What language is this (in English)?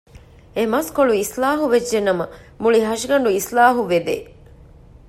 Divehi